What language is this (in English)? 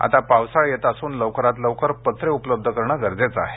Marathi